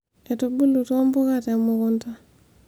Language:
Masai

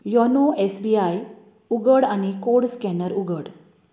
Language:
Konkani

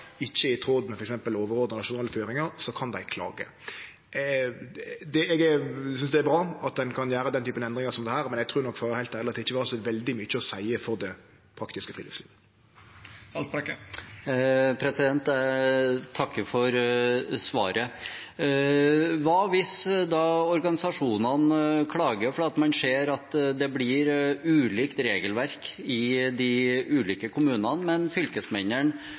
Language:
Norwegian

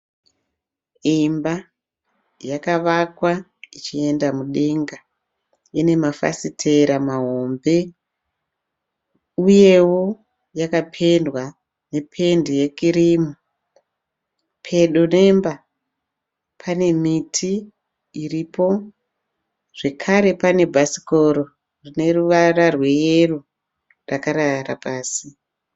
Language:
Shona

